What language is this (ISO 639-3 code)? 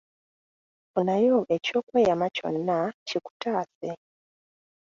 lug